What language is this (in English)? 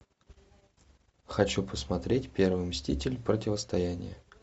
Russian